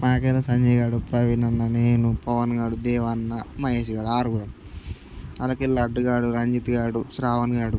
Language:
Telugu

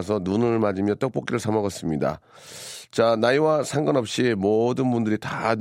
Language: Korean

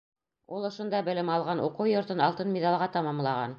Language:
Bashkir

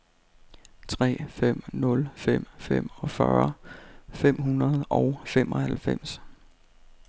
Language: Danish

